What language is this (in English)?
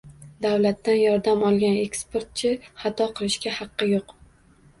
Uzbek